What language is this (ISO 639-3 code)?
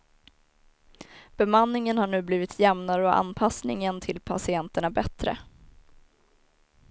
swe